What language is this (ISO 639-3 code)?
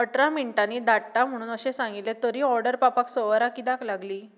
kok